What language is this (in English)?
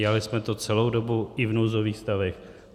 Czech